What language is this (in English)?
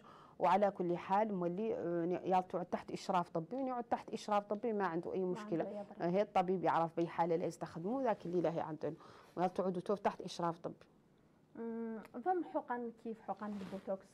Arabic